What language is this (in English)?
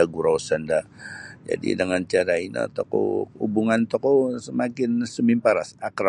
Sabah Bisaya